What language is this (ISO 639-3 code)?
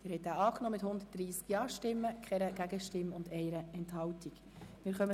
gsw